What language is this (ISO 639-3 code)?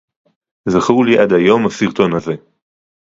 heb